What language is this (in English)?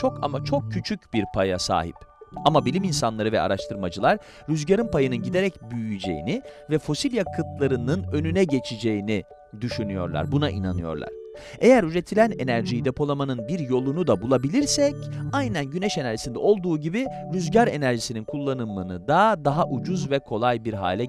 Turkish